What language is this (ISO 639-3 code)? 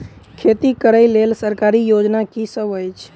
mai